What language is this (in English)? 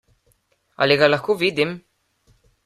Slovenian